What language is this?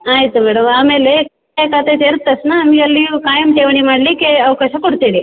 Kannada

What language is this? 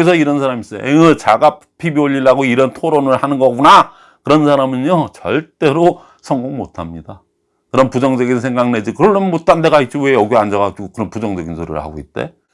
Korean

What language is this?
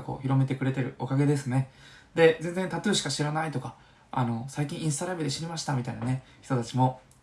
Japanese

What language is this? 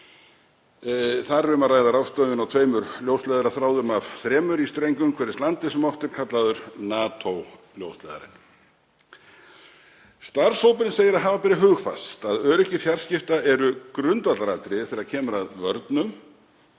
Icelandic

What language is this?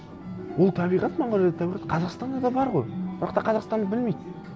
Kazakh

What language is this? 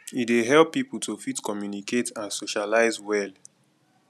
Nigerian Pidgin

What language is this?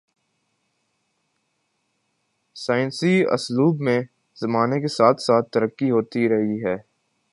Urdu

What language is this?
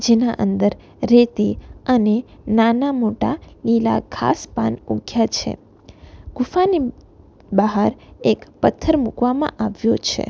Gujarati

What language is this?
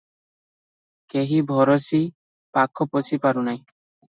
Odia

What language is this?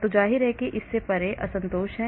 Hindi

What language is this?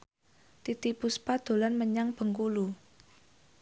Javanese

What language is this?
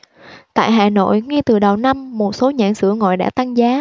Vietnamese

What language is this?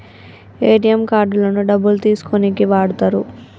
Telugu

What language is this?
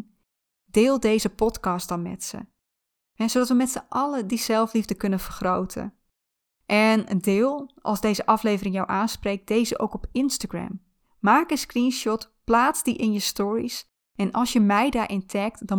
Dutch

